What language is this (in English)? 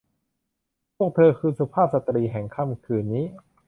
Thai